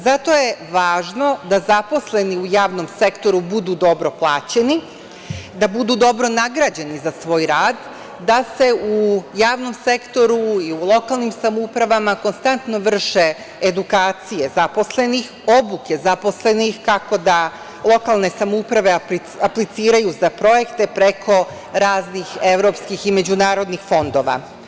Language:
Serbian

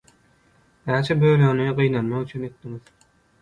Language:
Turkmen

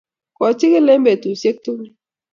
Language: Kalenjin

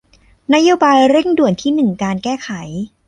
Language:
Thai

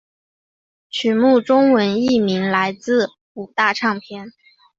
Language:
Chinese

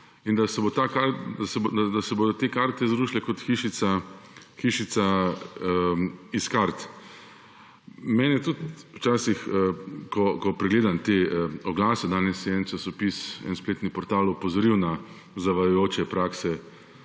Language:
Slovenian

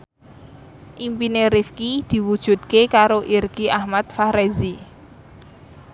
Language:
Javanese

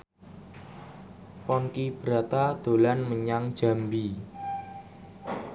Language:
Javanese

